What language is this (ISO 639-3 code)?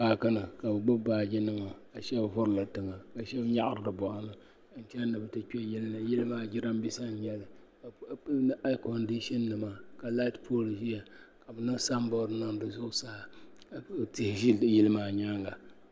dag